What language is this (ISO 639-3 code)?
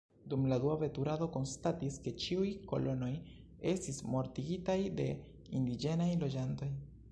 epo